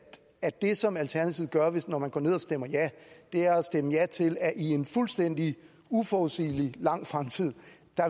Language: Danish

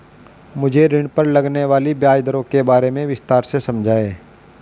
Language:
Hindi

